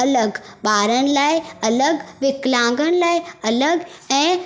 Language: Sindhi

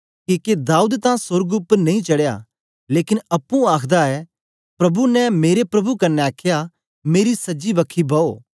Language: Dogri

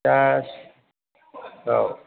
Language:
Bodo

